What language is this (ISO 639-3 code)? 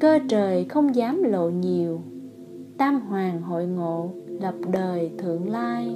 vie